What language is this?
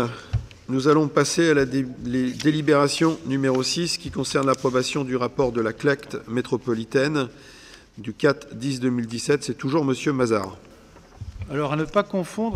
French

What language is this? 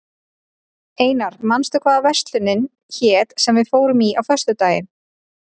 Icelandic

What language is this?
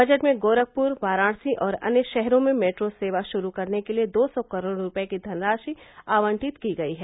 Hindi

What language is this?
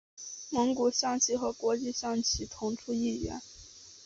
Chinese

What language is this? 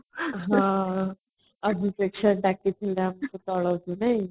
Odia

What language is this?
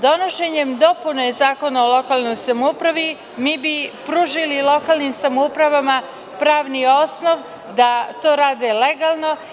Serbian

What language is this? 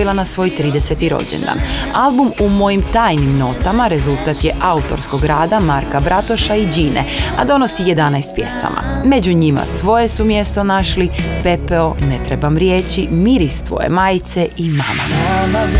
Croatian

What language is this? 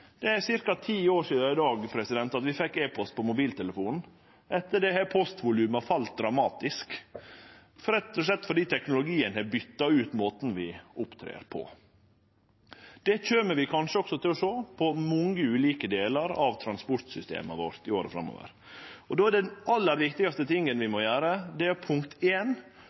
Norwegian Nynorsk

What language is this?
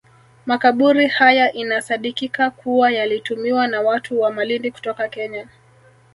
Swahili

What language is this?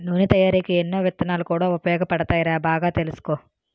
Telugu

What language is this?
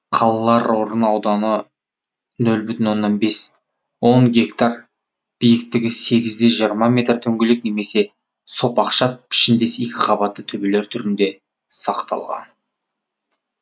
Kazakh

